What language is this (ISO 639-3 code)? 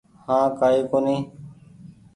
gig